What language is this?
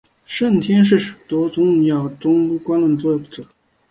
Chinese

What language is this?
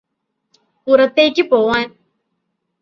Malayalam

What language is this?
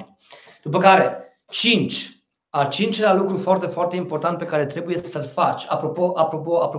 Romanian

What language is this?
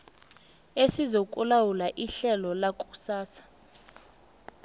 South Ndebele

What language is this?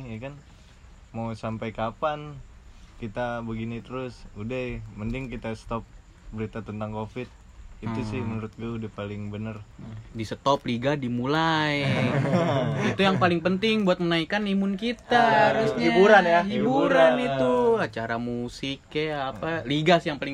Indonesian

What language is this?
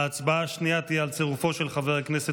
Hebrew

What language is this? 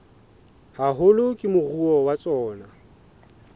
Southern Sotho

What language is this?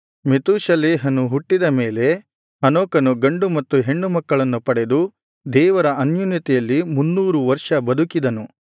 Kannada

